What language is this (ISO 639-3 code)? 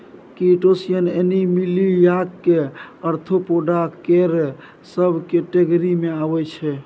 mai